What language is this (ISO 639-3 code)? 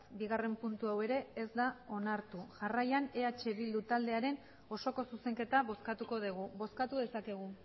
eus